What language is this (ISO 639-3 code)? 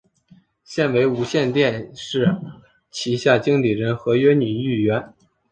zho